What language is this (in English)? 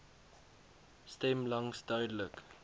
Afrikaans